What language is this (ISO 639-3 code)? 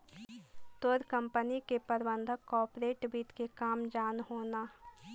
mag